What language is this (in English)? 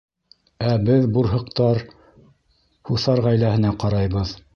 Bashkir